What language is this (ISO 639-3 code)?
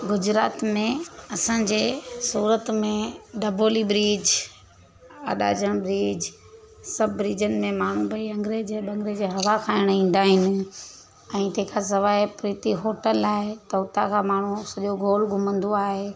snd